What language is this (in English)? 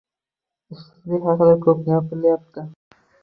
Uzbek